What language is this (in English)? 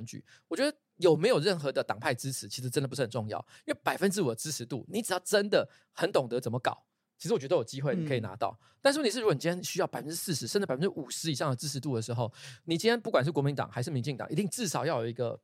Chinese